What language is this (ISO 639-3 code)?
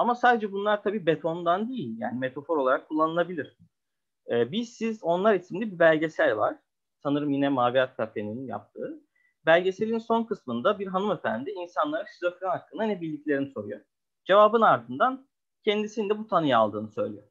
tur